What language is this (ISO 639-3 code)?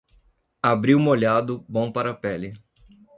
por